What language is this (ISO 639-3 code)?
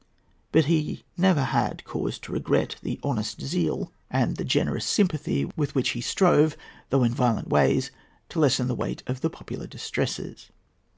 eng